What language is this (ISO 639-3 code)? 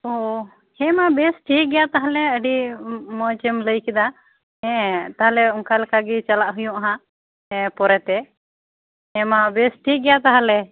sat